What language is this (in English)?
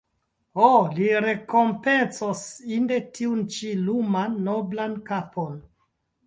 Esperanto